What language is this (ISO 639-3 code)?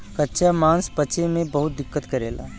bho